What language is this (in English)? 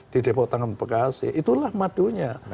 Indonesian